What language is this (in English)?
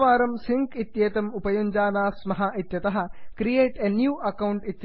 Sanskrit